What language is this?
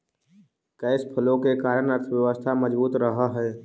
Magahi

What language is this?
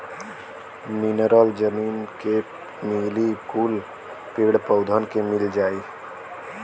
Bhojpuri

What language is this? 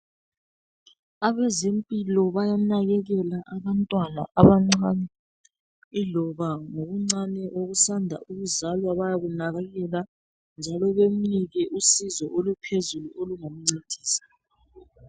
North Ndebele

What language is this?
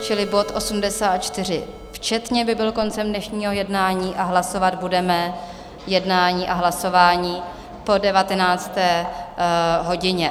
Czech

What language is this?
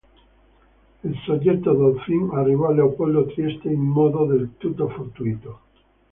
Italian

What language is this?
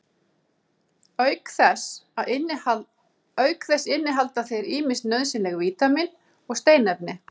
Icelandic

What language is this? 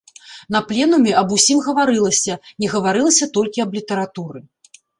Belarusian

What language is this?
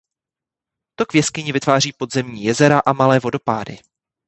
Czech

